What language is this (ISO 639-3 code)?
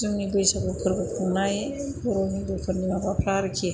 brx